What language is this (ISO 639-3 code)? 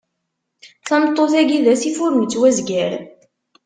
kab